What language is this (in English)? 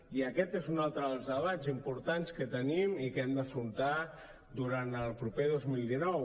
Catalan